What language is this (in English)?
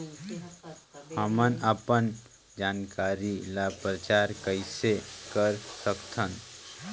Chhattisgarhi